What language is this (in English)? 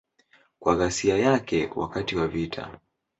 Swahili